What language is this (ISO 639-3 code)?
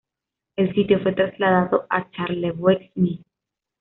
spa